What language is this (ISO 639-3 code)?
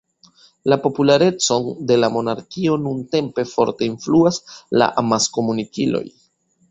epo